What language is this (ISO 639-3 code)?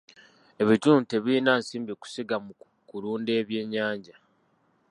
lug